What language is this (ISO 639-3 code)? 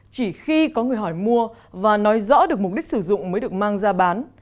vie